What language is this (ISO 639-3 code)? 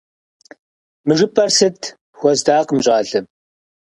kbd